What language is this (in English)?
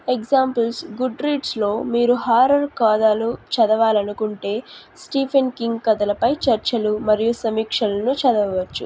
Telugu